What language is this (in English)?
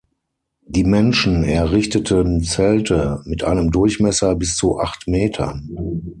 German